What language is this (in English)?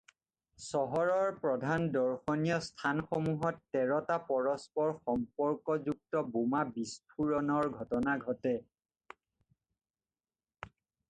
Assamese